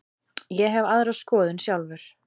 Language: Icelandic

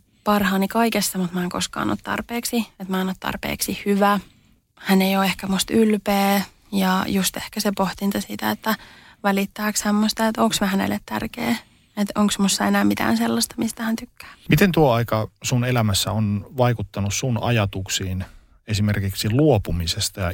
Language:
Finnish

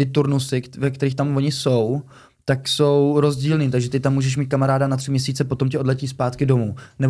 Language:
Czech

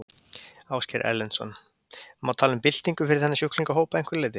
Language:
Icelandic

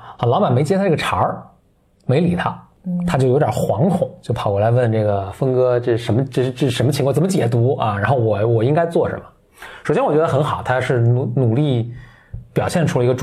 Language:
Chinese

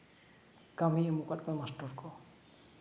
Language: Santali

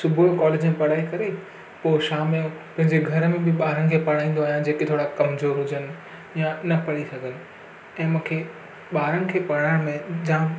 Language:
Sindhi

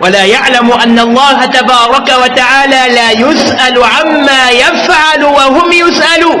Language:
Arabic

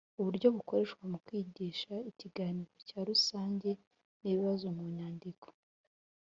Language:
Kinyarwanda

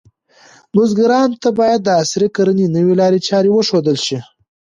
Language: Pashto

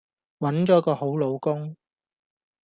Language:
Cantonese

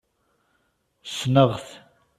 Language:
Kabyle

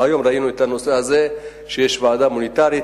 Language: Hebrew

